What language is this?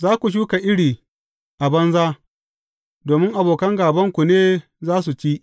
Hausa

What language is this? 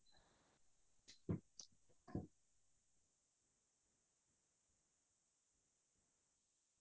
Assamese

